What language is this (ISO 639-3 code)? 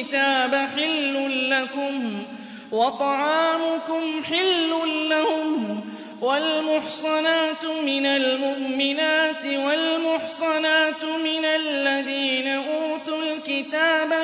ara